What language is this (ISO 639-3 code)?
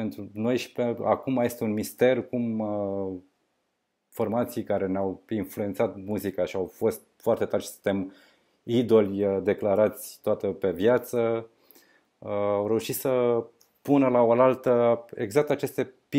ron